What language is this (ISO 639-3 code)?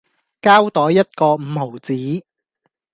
yue